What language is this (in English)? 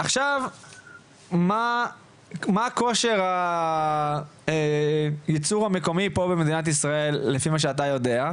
Hebrew